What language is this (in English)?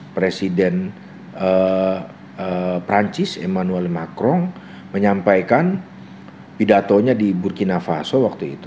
Indonesian